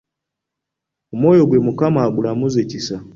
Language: Ganda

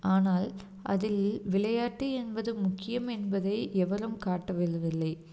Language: Tamil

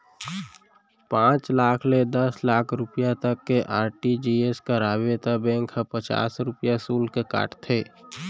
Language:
Chhattisgarhi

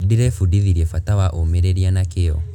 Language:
Kikuyu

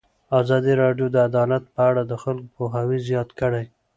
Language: Pashto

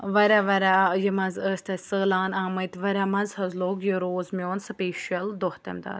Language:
Kashmiri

